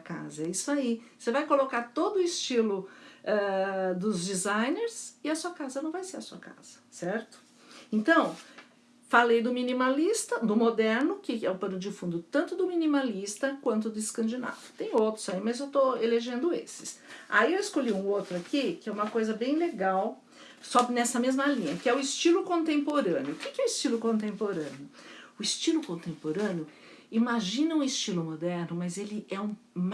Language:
Portuguese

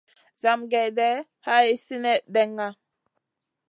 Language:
Masana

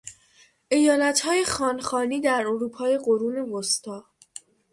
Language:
Persian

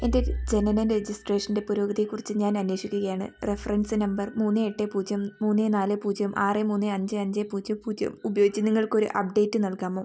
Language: Malayalam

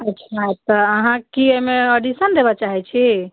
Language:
Maithili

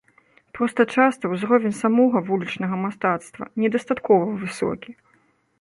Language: Belarusian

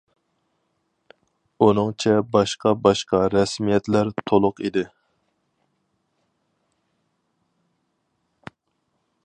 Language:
Uyghur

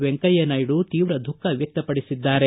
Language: Kannada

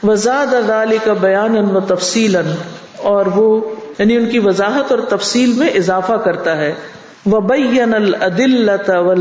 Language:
Urdu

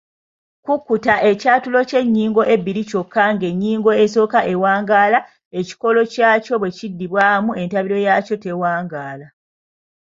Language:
Ganda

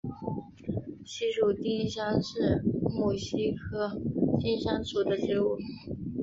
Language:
Chinese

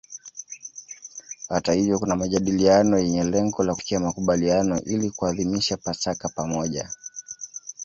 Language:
Swahili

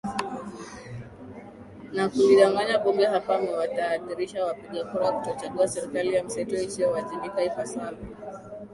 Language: Swahili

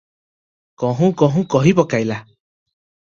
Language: Odia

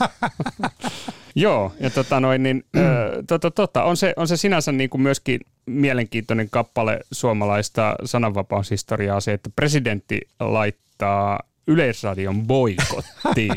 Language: Finnish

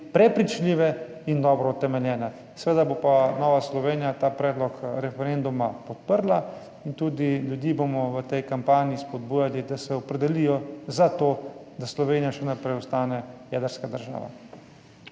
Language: Slovenian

